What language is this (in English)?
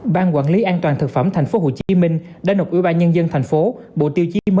Vietnamese